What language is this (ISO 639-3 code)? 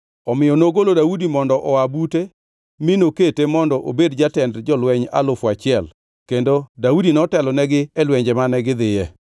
luo